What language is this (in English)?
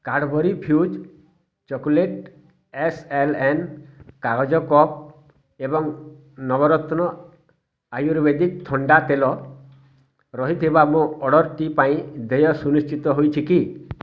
Odia